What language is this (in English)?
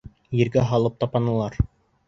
Bashkir